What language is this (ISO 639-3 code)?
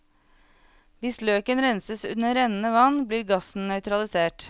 nor